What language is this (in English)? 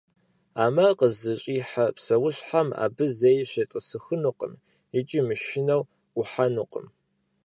Kabardian